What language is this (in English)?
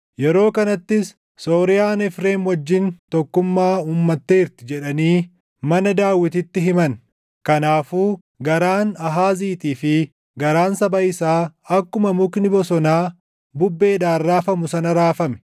Oromo